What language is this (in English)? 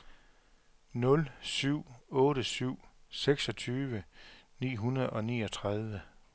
Danish